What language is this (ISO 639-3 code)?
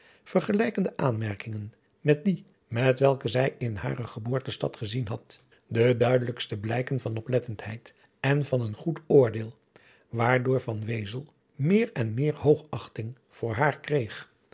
nld